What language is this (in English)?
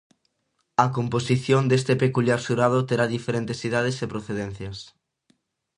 Galician